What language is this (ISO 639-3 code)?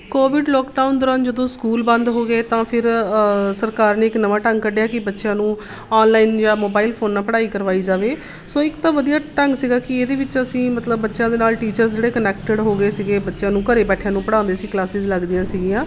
pan